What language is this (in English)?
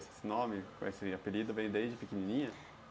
Portuguese